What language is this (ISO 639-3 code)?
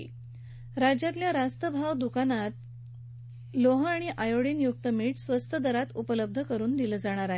mar